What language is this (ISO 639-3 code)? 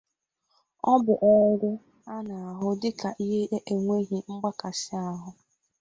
ibo